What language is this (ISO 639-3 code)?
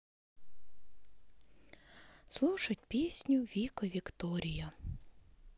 rus